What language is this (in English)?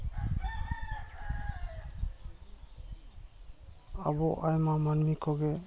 Santali